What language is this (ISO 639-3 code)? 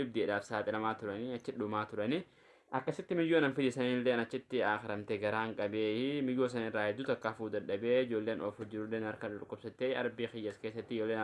orm